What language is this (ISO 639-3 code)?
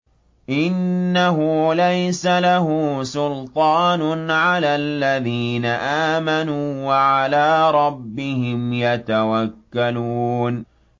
ara